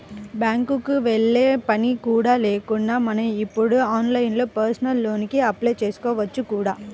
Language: Telugu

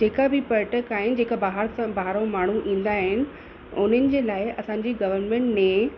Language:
Sindhi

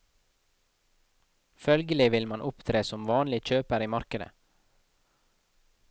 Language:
Norwegian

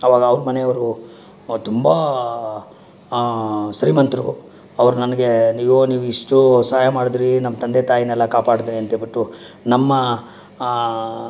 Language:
Kannada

